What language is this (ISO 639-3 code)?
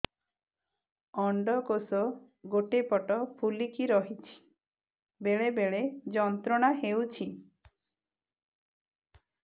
ori